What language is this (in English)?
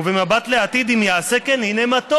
Hebrew